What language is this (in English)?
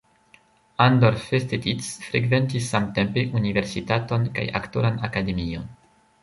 Esperanto